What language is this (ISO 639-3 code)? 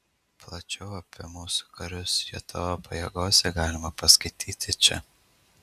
lit